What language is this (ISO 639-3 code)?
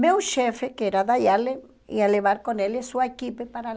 por